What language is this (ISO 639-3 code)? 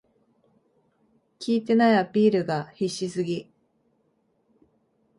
jpn